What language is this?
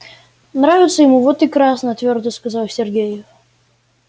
Russian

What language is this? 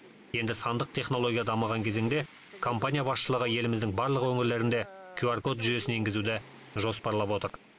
Kazakh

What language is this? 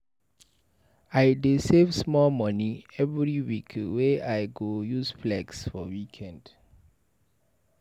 Nigerian Pidgin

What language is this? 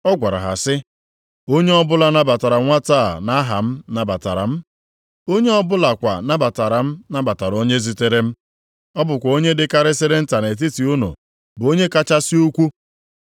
Igbo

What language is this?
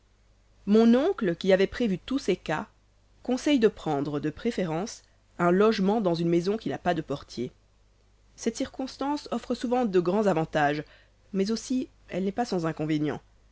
French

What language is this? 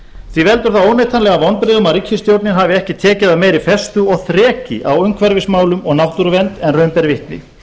Icelandic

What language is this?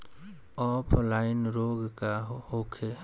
Bhojpuri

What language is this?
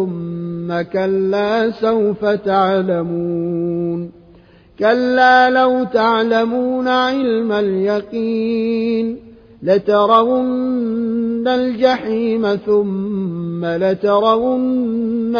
Arabic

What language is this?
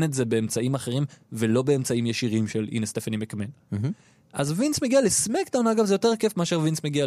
Hebrew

